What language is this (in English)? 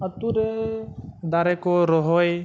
Santali